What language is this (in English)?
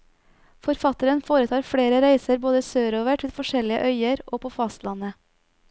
Norwegian